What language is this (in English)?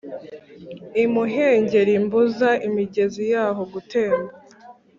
Kinyarwanda